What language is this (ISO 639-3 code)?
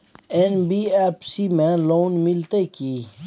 mai